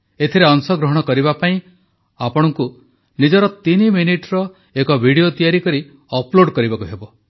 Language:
Odia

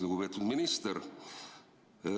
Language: Estonian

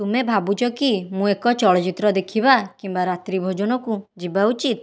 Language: Odia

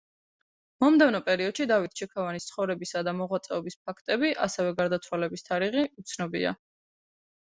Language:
Georgian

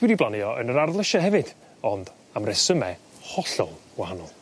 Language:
Welsh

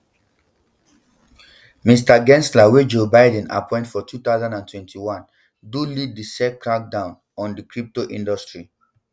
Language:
Nigerian Pidgin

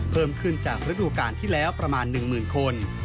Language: Thai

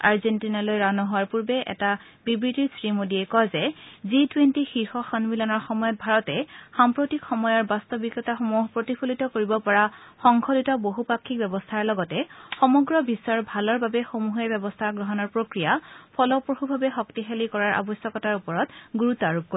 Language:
Assamese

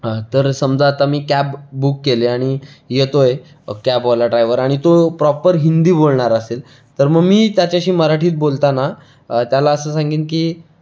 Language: Marathi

